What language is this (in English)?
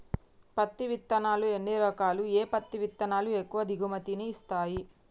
Telugu